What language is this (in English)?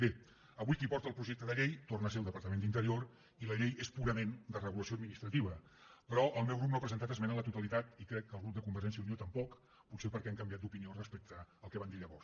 Catalan